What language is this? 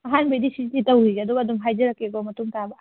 Manipuri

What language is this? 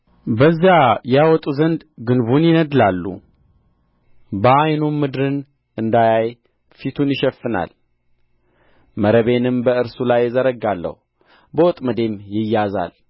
Amharic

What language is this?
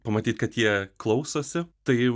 Lithuanian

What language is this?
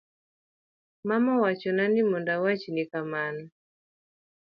Luo (Kenya and Tanzania)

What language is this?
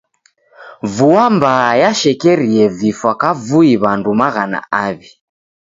Taita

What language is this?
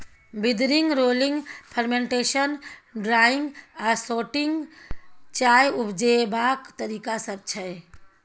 Maithili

